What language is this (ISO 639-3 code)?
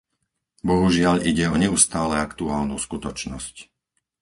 slk